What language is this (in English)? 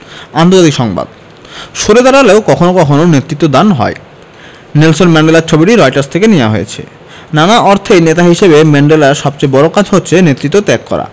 Bangla